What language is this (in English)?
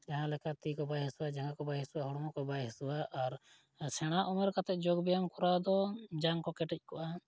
Santali